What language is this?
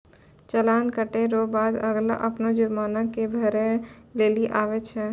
Maithili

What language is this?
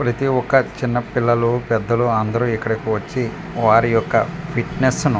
Telugu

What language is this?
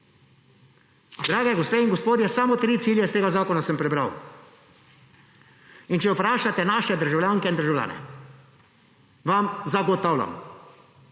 Slovenian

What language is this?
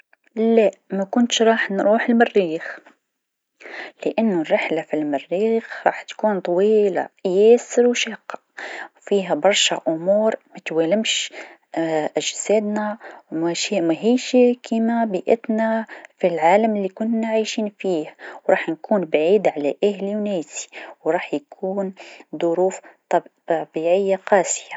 Tunisian Arabic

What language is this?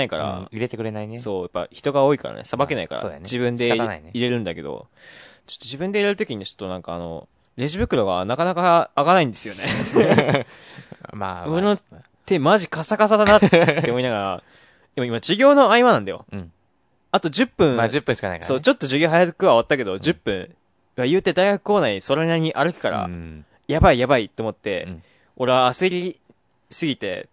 Japanese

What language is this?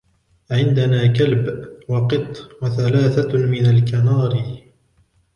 Arabic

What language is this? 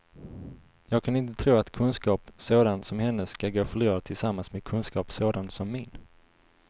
Swedish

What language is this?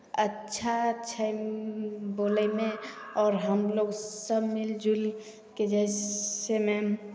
Maithili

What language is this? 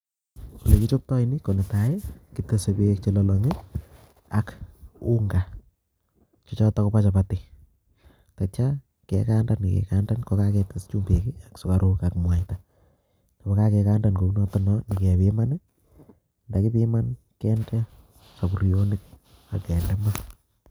Kalenjin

